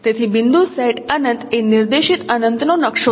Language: Gujarati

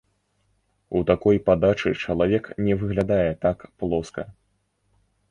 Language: Belarusian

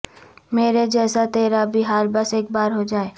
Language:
Urdu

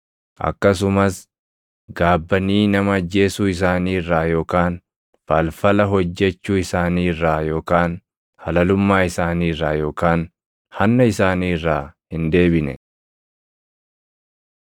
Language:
Oromo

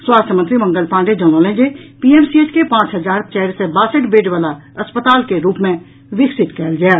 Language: Maithili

